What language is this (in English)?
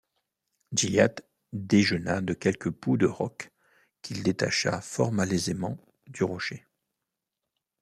French